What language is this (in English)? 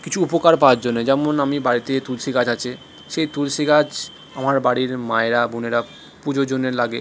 Bangla